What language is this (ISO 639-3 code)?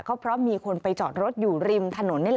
tha